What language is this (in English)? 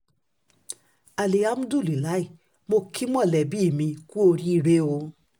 Yoruba